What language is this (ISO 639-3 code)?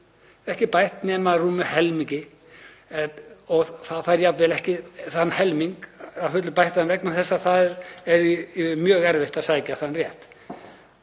isl